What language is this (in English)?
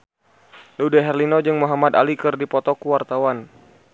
Sundanese